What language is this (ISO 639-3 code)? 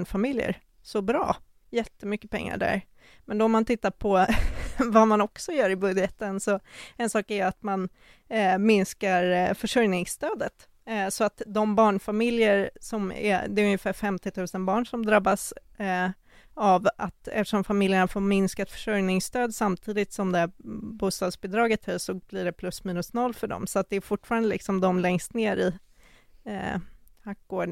swe